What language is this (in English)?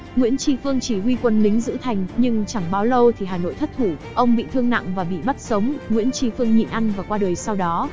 Vietnamese